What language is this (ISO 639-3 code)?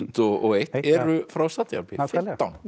isl